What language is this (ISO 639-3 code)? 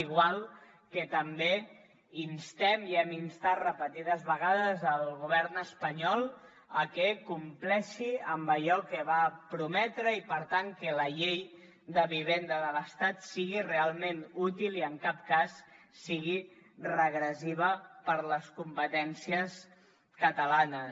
cat